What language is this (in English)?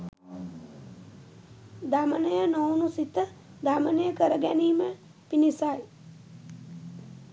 Sinhala